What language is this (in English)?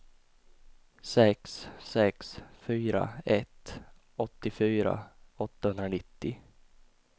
Swedish